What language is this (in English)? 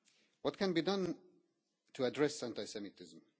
English